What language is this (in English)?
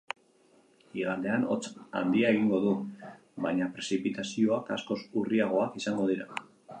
Basque